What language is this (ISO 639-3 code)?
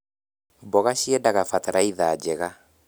kik